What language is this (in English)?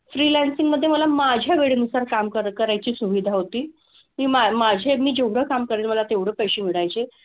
Marathi